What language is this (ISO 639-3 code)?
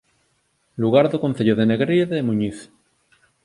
glg